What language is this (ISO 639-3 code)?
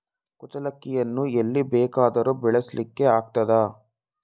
kan